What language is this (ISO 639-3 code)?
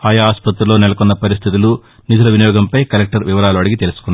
tel